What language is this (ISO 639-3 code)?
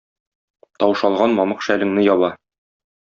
tat